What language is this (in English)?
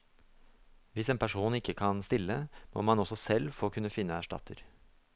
Norwegian